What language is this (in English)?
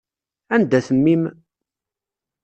Kabyle